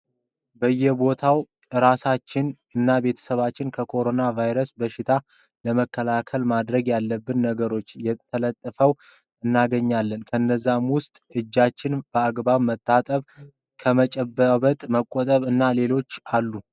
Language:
Amharic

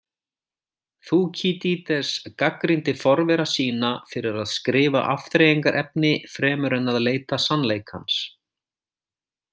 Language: Icelandic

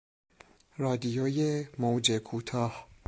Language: Persian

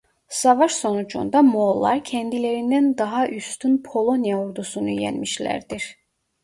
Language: Turkish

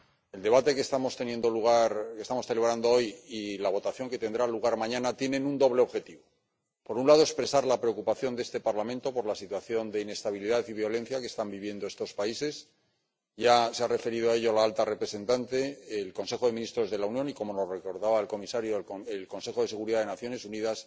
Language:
Spanish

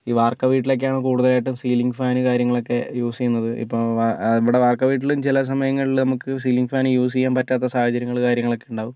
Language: Malayalam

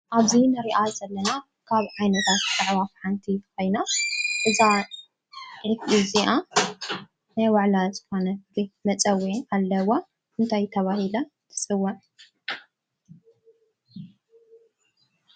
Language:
Tigrinya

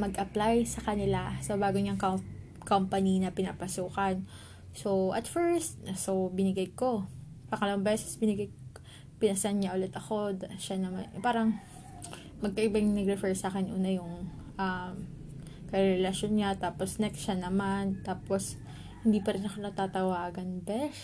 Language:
Filipino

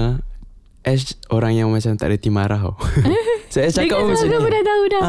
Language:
Malay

